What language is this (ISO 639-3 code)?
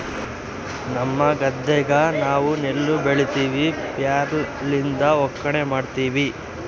kan